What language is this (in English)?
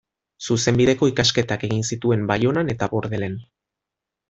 Basque